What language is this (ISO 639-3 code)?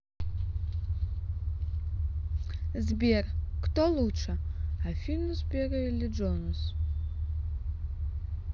rus